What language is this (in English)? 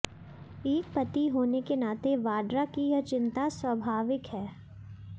Hindi